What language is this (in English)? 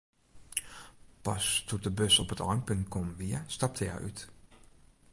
Western Frisian